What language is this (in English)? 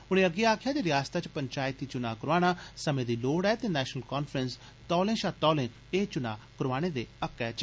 Dogri